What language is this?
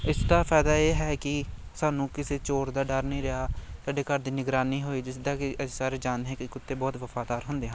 Punjabi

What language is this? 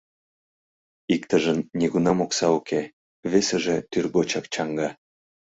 Mari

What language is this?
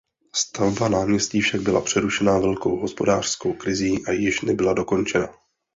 Czech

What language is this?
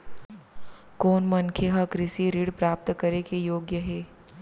Chhattisgarhi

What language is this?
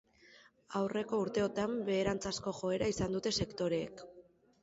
Basque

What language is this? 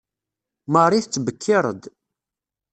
Kabyle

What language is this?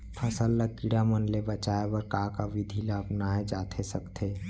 Chhattisgarhi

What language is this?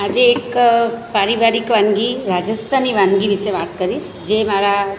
Gujarati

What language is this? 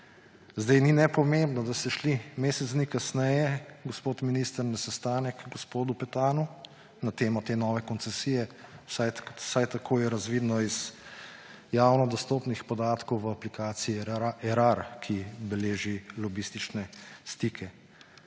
Slovenian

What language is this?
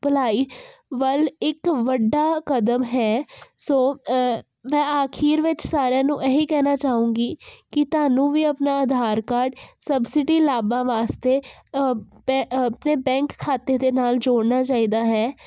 Punjabi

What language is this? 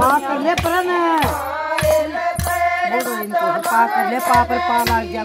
Arabic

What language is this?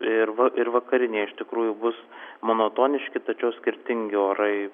Lithuanian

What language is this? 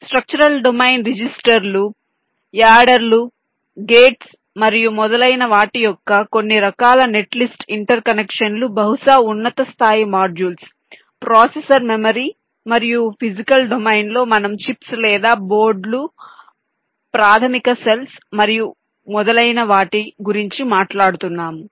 Telugu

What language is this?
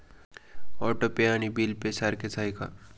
Marathi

